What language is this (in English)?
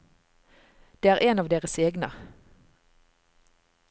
Norwegian